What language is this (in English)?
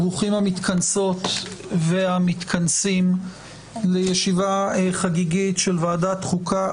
Hebrew